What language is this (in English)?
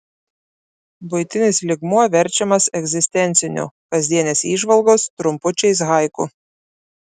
Lithuanian